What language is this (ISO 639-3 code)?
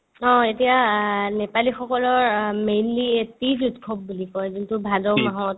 asm